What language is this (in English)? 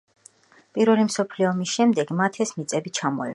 Georgian